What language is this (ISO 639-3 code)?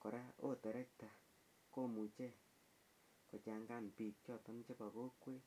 kln